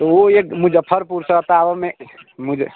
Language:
Maithili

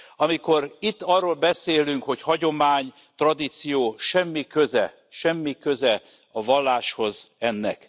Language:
Hungarian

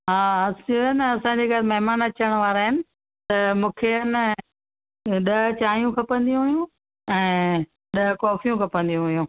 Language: Sindhi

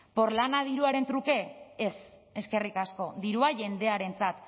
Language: Basque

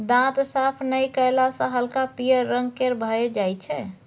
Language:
Maithili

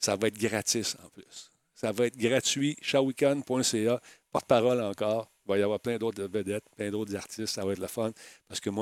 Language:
French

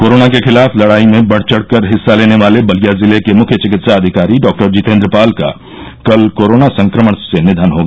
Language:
Hindi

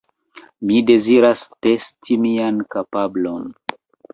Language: Esperanto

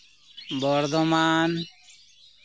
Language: Santali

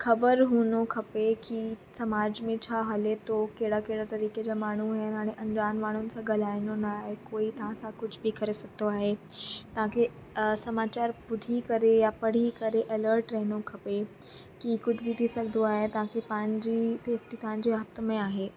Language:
Sindhi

